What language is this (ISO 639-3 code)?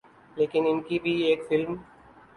urd